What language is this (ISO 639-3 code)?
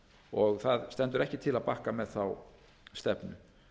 isl